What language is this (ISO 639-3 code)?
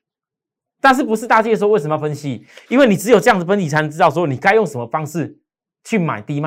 zho